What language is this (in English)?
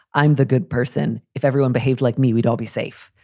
English